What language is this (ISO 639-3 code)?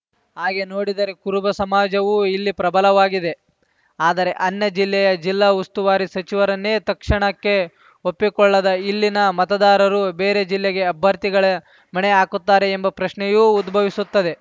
kan